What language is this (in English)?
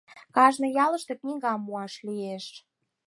Mari